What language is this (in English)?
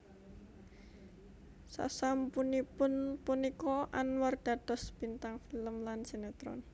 Javanese